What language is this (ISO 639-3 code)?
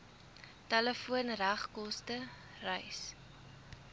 afr